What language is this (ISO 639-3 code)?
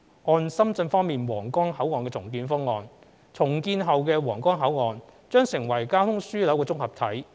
yue